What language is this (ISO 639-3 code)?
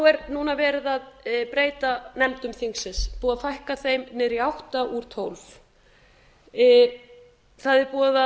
isl